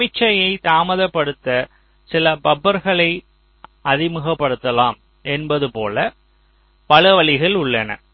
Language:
Tamil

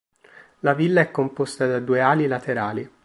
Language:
Italian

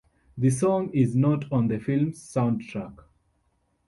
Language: English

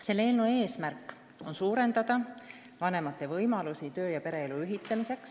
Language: Estonian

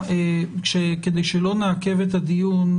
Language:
Hebrew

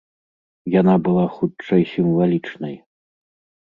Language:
Belarusian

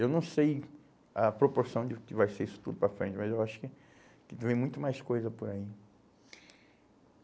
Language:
Portuguese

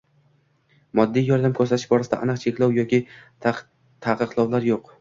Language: Uzbek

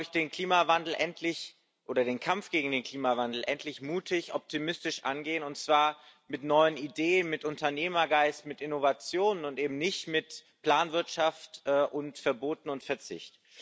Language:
German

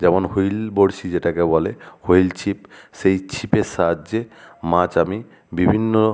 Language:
Bangla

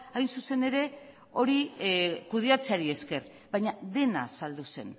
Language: Basque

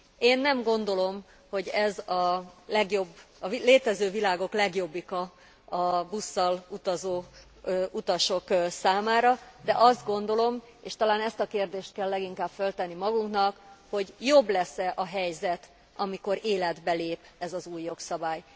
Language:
Hungarian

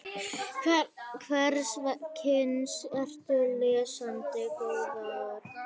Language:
Icelandic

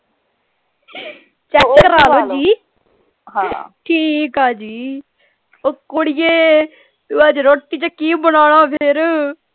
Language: Punjabi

